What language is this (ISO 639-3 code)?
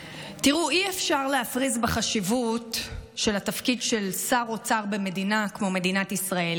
heb